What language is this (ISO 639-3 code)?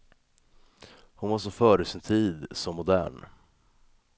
swe